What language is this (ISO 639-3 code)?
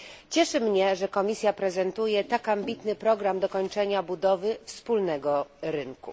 pol